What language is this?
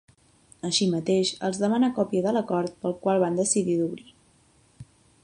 Catalan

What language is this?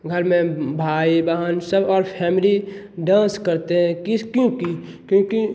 Hindi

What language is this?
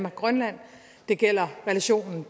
Danish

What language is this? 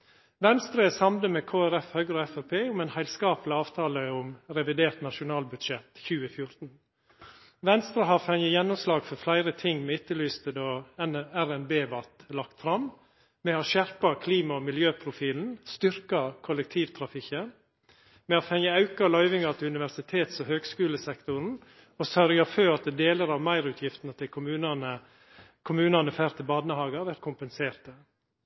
Norwegian Nynorsk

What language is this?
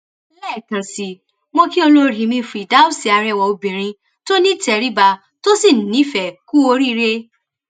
Yoruba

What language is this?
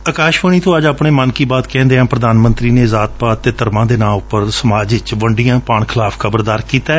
Punjabi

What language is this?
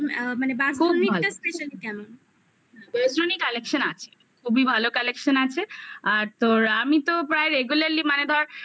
Bangla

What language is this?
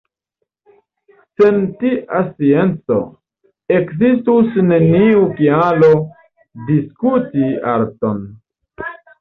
Esperanto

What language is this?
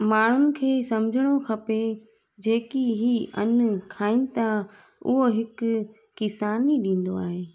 Sindhi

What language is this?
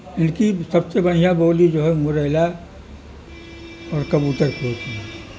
Urdu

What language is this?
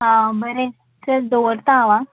Konkani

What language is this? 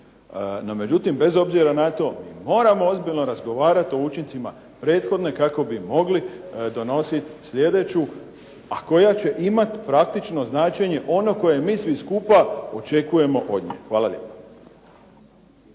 Croatian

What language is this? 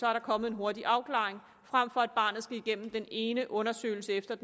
Danish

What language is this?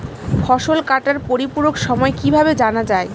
Bangla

